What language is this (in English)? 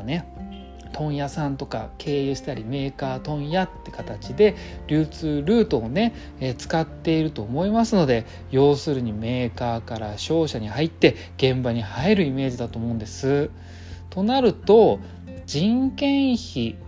Japanese